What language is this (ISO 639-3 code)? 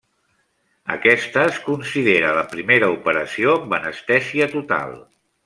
cat